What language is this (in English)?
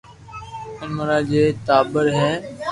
Loarki